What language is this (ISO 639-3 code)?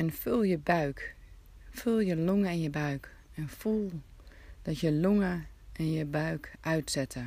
nld